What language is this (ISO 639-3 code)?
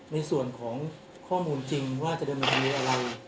tha